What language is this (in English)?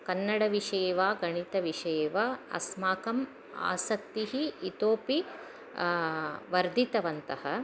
Sanskrit